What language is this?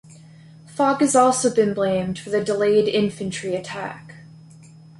English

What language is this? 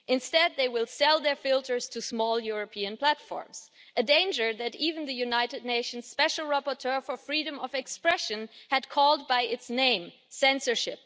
English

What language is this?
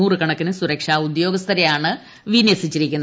Malayalam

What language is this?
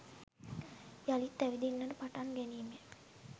Sinhala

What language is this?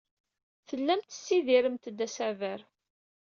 Kabyle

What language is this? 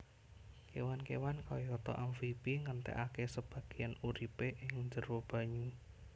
Javanese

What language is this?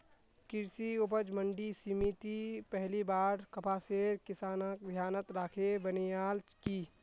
Magahi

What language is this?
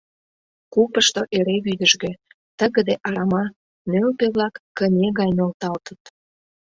Mari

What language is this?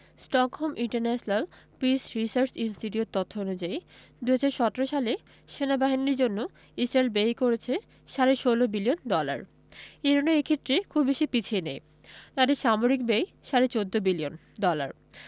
Bangla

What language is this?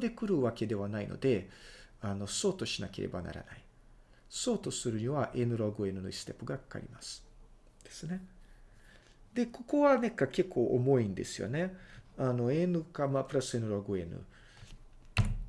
Japanese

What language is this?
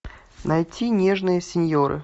Russian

